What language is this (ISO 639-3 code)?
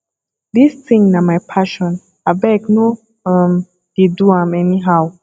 pcm